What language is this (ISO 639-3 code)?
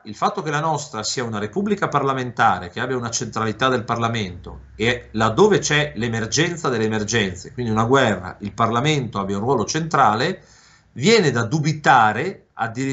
ita